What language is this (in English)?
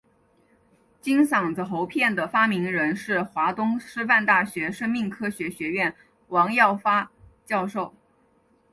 Chinese